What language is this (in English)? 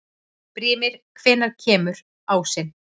Icelandic